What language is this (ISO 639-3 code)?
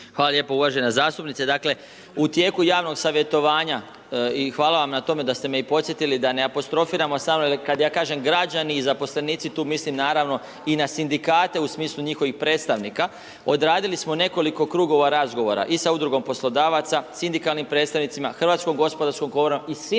hrv